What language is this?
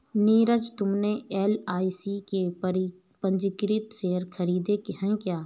Hindi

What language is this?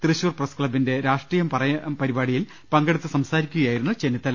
Malayalam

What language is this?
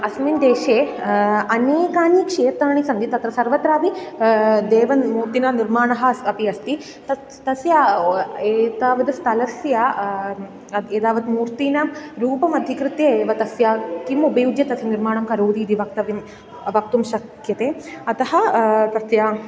Sanskrit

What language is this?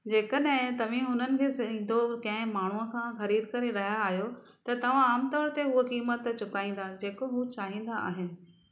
Sindhi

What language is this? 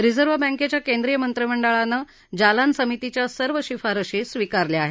Marathi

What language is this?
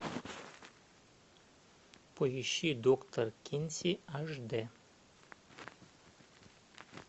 Russian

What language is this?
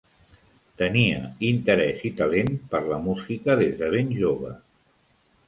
Catalan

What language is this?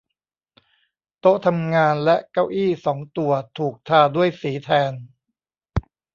Thai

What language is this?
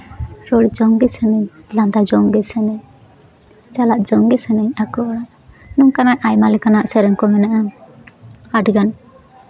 Santali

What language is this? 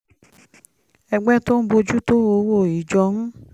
Yoruba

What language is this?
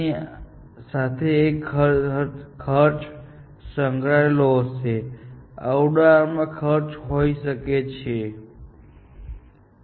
Gujarati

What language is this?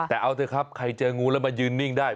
Thai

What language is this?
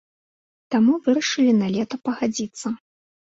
Belarusian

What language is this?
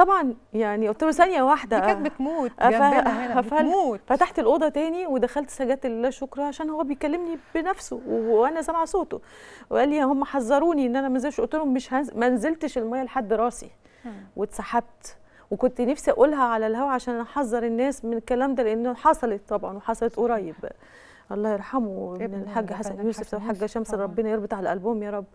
Arabic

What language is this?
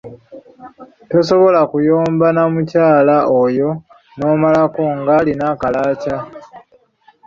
Ganda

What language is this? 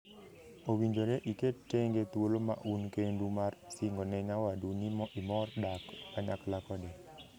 Luo (Kenya and Tanzania)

